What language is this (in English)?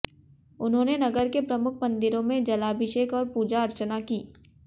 Hindi